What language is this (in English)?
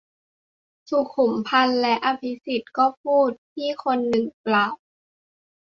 Thai